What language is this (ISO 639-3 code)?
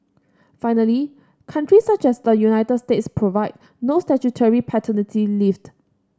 eng